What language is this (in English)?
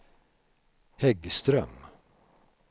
Swedish